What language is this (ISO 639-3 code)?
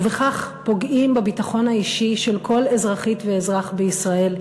heb